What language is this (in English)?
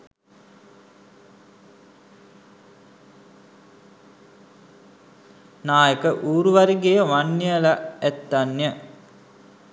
Sinhala